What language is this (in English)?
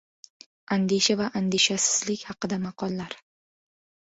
Uzbek